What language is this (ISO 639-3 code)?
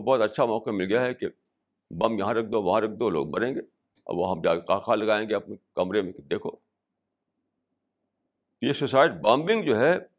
urd